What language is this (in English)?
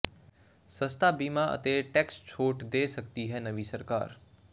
Punjabi